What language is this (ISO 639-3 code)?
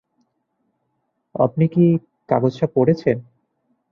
ben